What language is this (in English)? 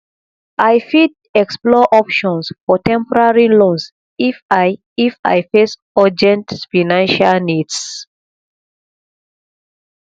Nigerian Pidgin